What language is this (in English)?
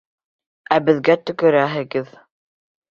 Bashkir